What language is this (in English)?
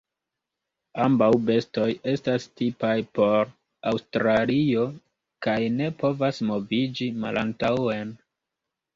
Esperanto